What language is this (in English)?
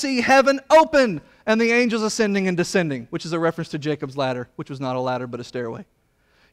English